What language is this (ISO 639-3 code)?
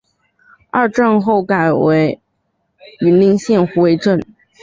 zho